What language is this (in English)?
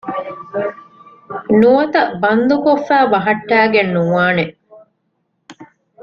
Divehi